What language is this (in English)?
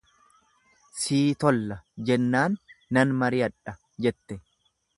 Oromo